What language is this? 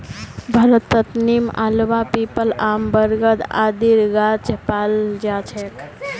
Magahi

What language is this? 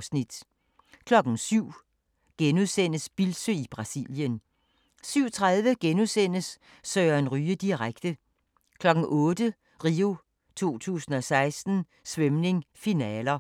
Danish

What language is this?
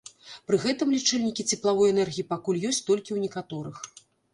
Belarusian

